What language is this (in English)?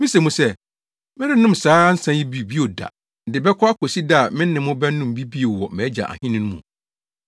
Akan